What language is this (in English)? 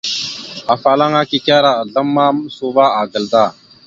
Mada (Cameroon)